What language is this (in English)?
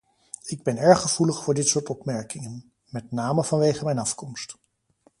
Dutch